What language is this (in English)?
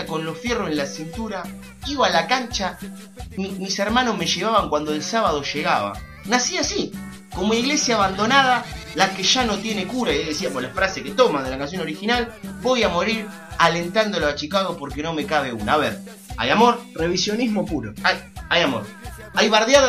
Spanish